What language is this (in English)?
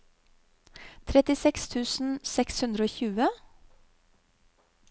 Norwegian